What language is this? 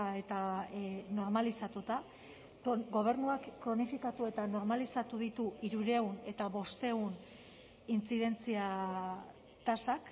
Basque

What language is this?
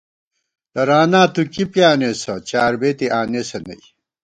Gawar-Bati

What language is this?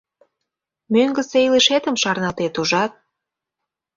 Mari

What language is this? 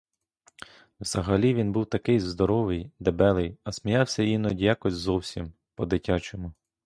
Ukrainian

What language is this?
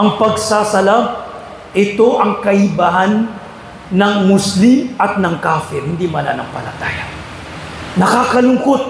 Filipino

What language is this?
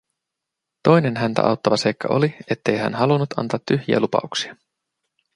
Finnish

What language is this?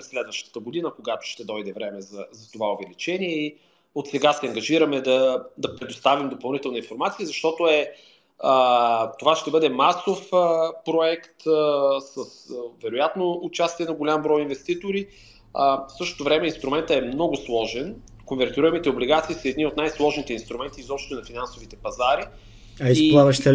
Bulgarian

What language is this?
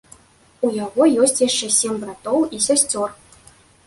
Belarusian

